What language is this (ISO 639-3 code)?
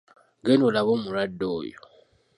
lug